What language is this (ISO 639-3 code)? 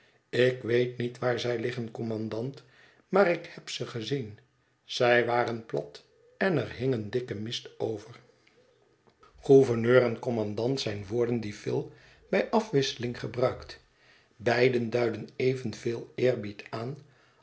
nld